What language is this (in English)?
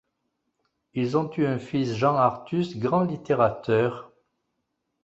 French